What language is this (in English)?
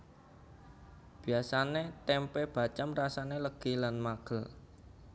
Javanese